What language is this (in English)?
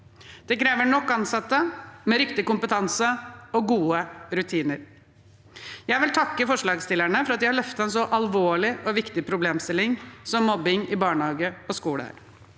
Norwegian